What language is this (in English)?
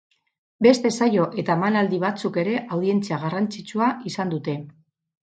Basque